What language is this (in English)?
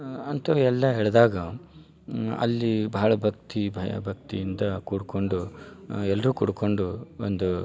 Kannada